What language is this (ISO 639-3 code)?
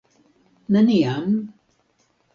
epo